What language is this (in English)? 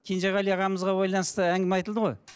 Kazakh